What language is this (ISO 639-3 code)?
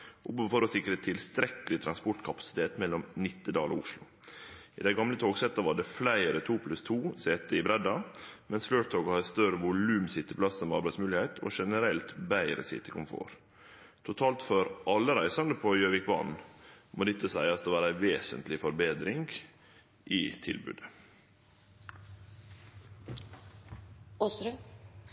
nno